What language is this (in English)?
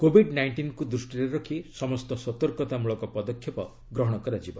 Odia